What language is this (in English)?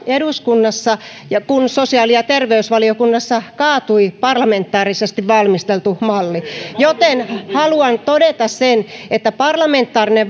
Finnish